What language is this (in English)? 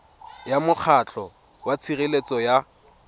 Tswana